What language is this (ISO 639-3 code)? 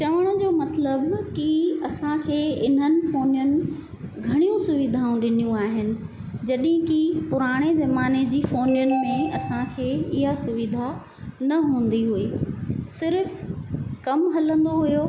snd